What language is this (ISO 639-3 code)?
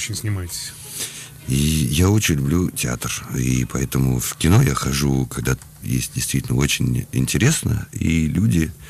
rus